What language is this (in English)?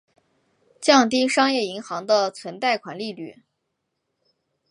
Chinese